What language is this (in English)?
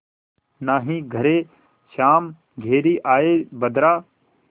Hindi